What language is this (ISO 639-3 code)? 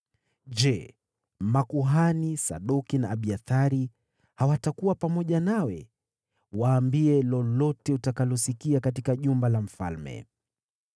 swa